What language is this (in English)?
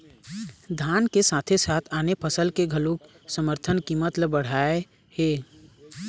Chhattisgarhi